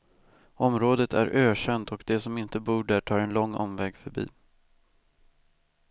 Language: Swedish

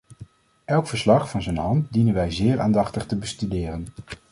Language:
Dutch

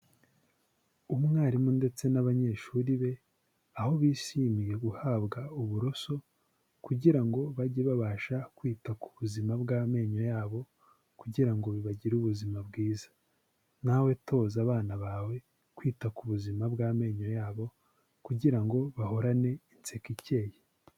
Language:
Kinyarwanda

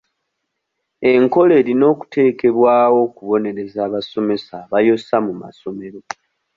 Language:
Ganda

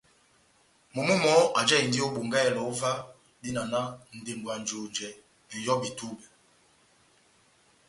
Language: Batanga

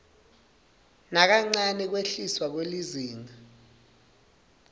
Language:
Swati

